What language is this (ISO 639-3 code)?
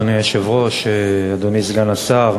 heb